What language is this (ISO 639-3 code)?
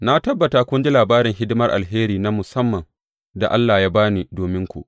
hau